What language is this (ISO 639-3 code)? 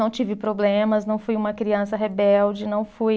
por